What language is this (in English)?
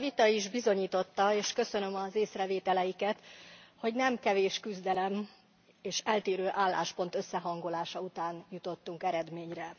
Hungarian